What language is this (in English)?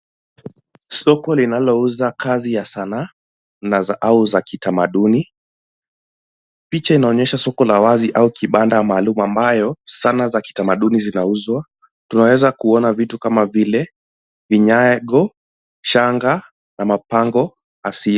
Swahili